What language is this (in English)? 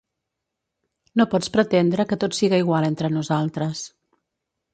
Catalan